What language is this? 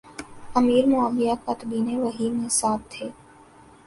Urdu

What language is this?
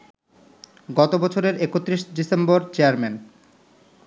Bangla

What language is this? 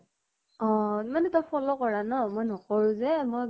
Assamese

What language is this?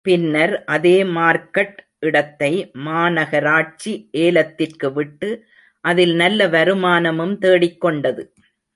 Tamil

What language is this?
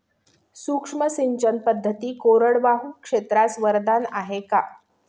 Marathi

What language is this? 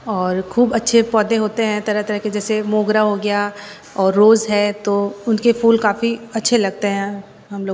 Hindi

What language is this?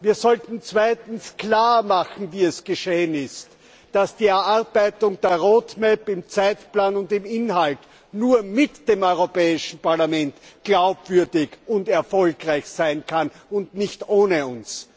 German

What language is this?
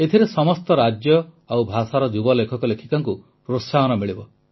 Odia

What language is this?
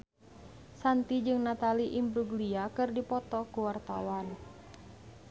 Sundanese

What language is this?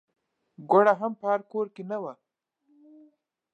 Pashto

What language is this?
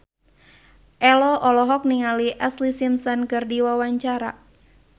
Sundanese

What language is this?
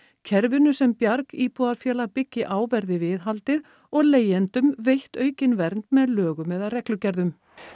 Icelandic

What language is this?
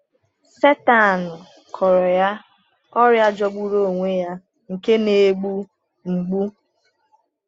Igbo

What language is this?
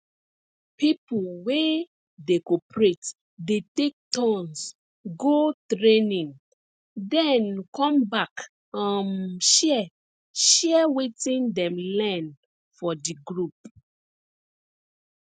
Nigerian Pidgin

